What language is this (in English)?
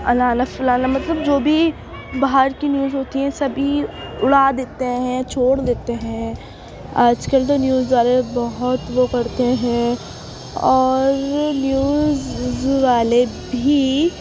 Urdu